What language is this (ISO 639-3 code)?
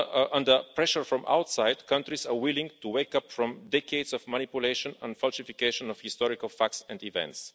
eng